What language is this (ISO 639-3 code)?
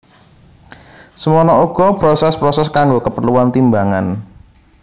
jav